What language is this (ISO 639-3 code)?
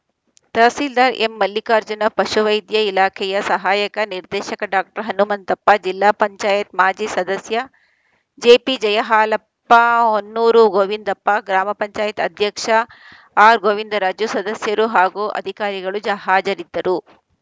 kan